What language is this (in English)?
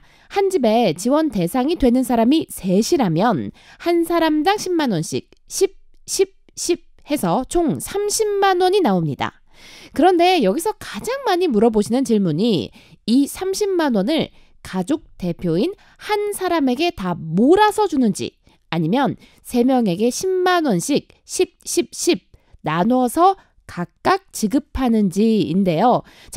Korean